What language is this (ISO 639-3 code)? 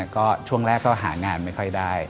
tha